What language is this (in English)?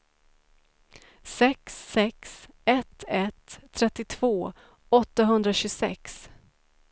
Swedish